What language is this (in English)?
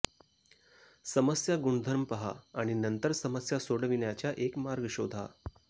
Marathi